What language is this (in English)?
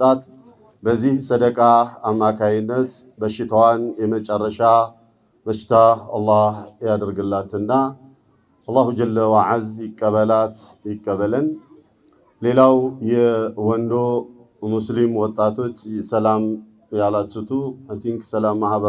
Arabic